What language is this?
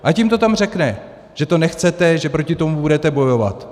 Czech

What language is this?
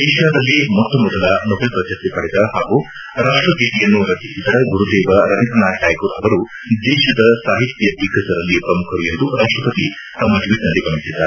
Kannada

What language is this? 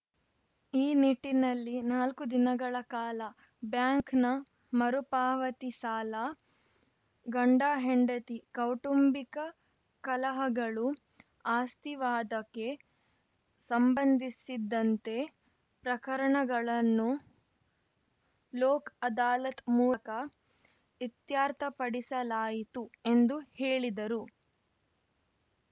Kannada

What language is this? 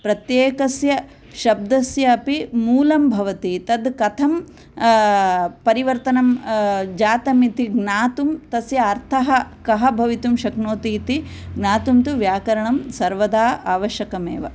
Sanskrit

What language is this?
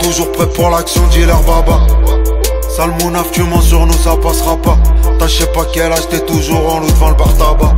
French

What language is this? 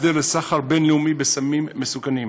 Hebrew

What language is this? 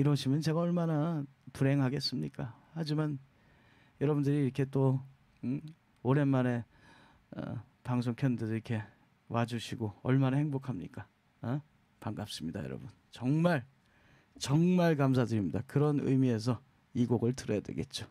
Korean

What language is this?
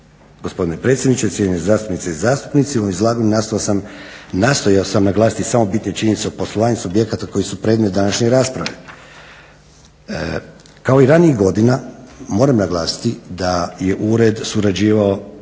Croatian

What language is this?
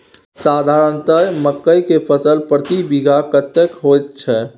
Maithili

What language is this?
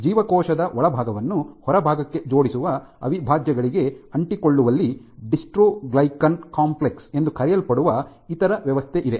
Kannada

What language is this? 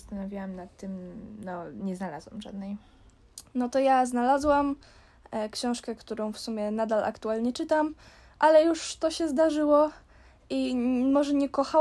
Polish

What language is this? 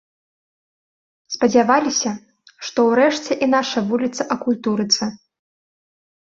Belarusian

